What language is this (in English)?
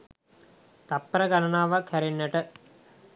Sinhala